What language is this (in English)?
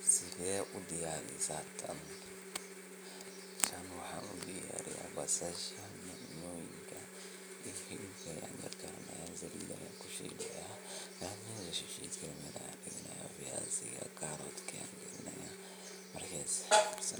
Somali